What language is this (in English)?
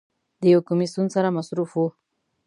Pashto